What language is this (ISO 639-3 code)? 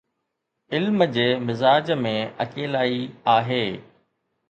snd